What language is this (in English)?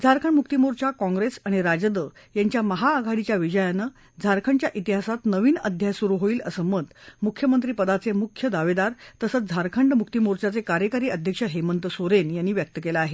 Marathi